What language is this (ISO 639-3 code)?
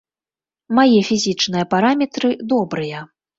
bel